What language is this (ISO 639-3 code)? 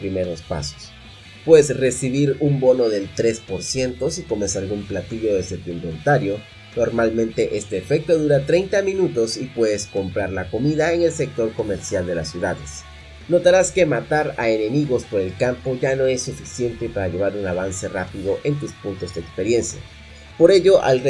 spa